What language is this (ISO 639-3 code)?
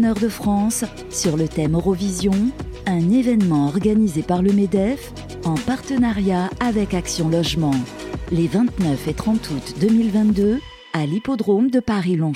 fra